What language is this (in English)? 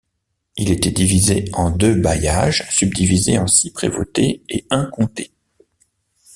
French